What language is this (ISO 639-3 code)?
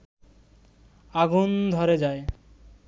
ben